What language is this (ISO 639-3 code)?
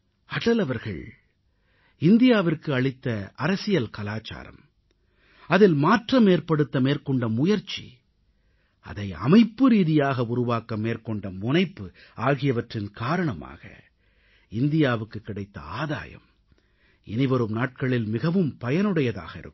tam